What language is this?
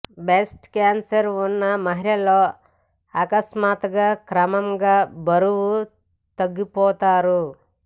Telugu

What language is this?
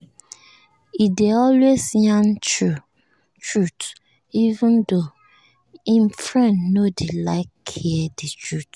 Nigerian Pidgin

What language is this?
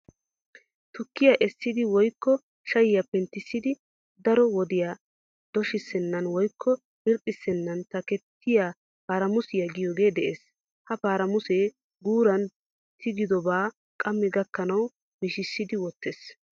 Wolaytta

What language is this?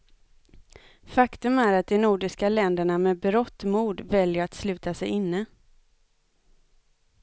Swedish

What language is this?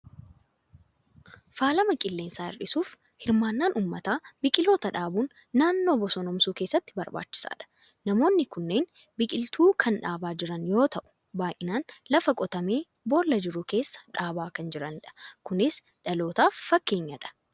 Oromo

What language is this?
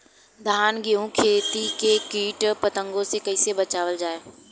Bhojpuri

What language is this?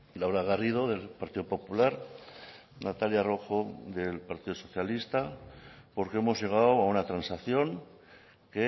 Spanish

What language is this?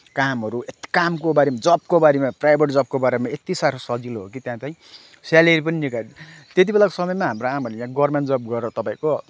Nepali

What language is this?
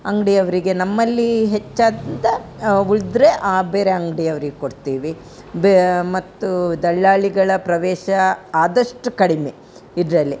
Kannada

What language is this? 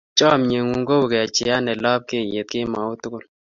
Kalenjin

